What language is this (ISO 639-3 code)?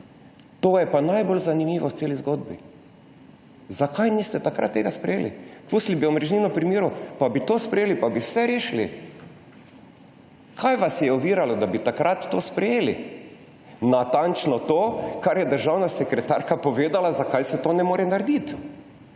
slv